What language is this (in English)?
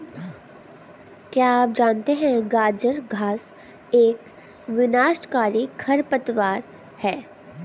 Hindi